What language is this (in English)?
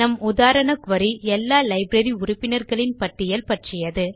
Tamil